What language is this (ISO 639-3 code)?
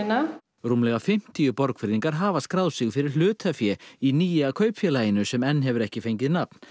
isl